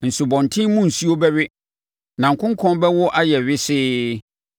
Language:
Akan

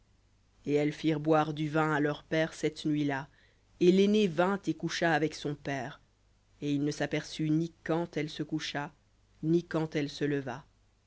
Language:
French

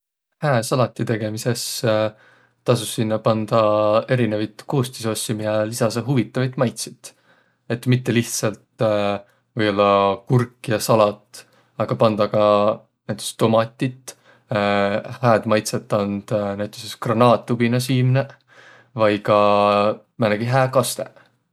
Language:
Võro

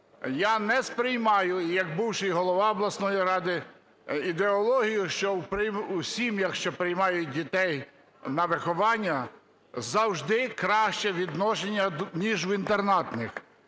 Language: Ukrainian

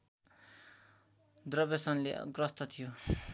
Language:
Nepali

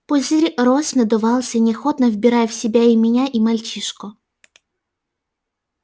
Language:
Russian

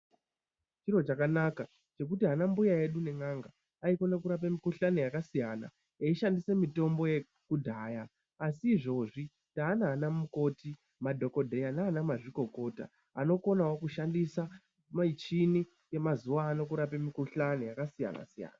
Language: Ndau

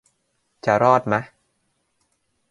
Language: Thai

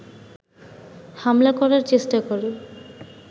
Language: Bangla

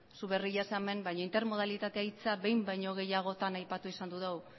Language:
Basque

